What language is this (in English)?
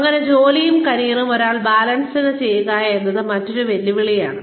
Malayalam